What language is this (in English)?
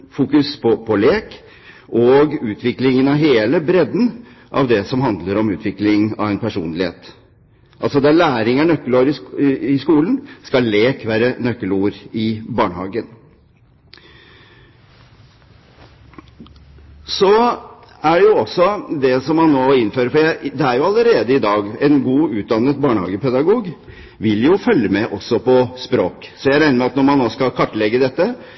Norwegian Bokmål